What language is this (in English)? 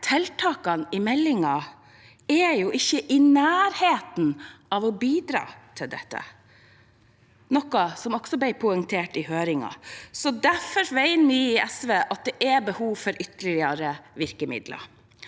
Norwegian